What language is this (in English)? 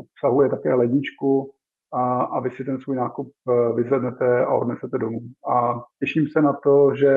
Czech